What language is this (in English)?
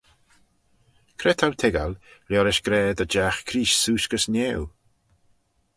Manx